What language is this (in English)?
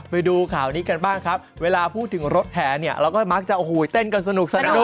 Thai